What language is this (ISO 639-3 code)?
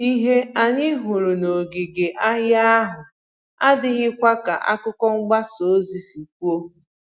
ibo